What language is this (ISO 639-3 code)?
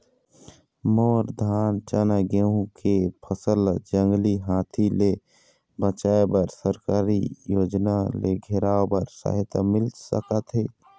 hne